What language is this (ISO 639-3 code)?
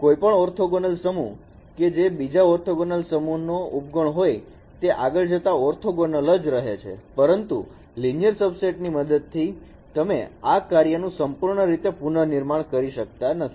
guj